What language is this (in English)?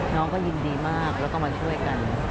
Thai